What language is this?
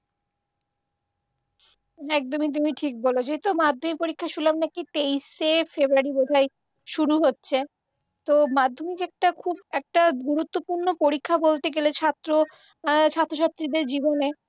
Bangla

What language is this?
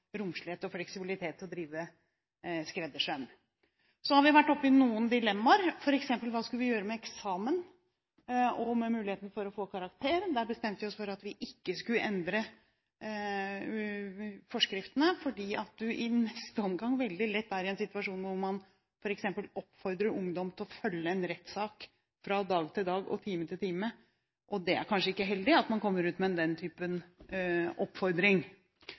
Norwegian Bokmål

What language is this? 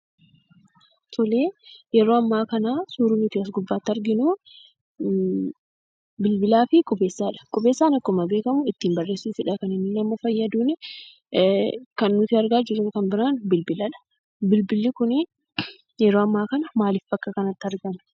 Oromo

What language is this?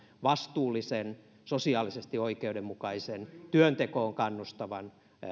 Finnish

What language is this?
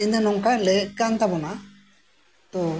Santali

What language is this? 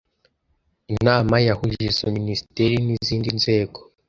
Kinyarwanda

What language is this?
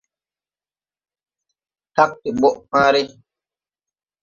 Tupuri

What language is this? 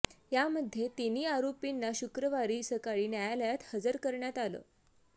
Marathi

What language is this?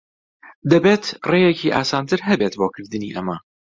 Central Kurdish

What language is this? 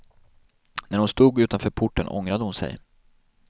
Swedish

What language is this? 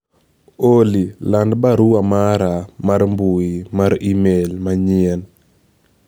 Luo (Kenya and Tanzania)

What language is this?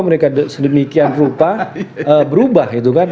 Indonesian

